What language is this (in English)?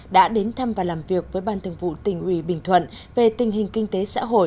Vietnamese